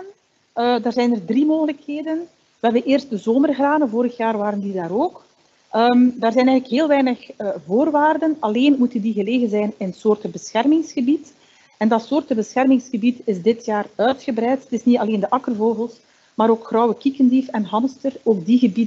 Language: Dutch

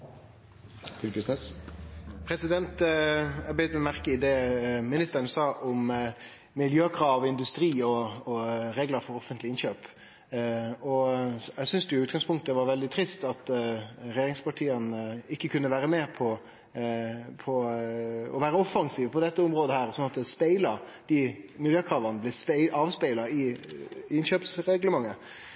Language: Norwegian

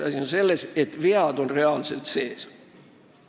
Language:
Estonian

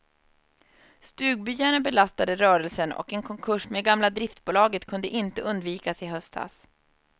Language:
Swedish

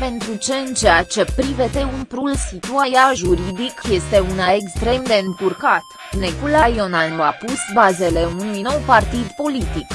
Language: Romanian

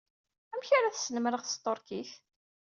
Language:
Kabyle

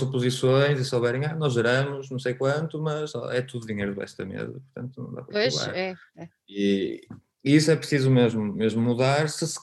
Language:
Portuguese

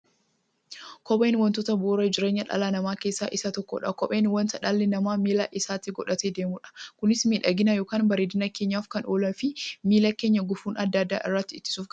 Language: Oromo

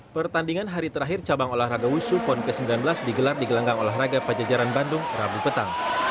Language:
Indonesian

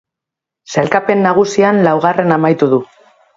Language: Basque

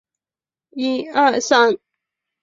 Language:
Chinese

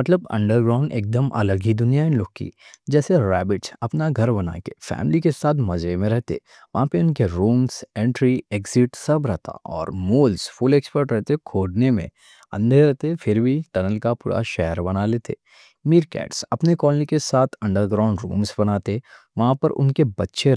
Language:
Deccan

